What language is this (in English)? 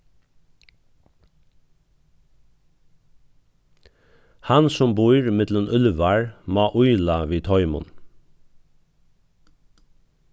Faroese